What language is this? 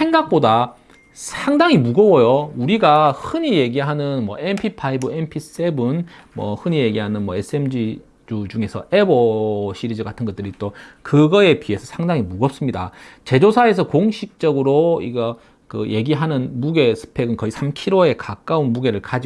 Korean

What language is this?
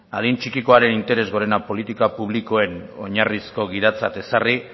Basque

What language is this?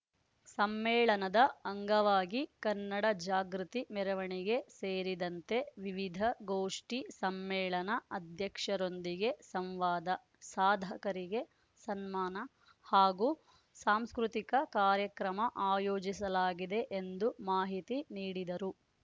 Kannada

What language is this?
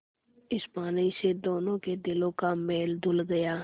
Hindi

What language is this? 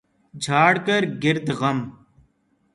Urdu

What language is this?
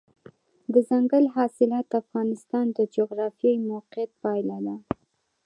Pashto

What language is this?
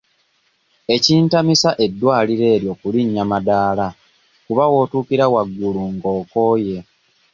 Ganda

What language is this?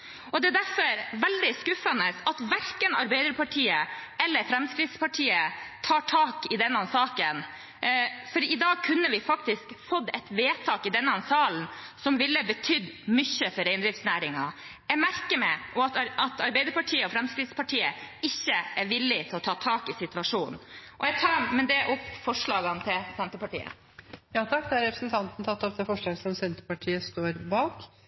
Norwegian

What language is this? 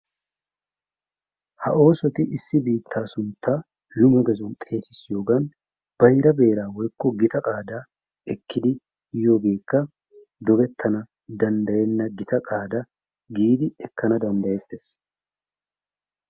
Wolaytta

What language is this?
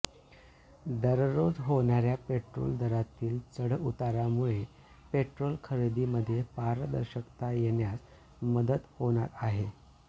Marathi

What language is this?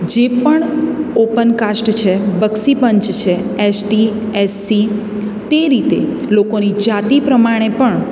Gujarati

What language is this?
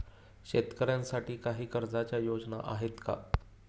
Marathi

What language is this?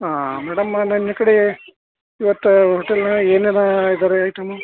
Kannada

